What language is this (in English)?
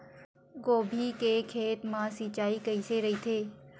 Chhattisgarhi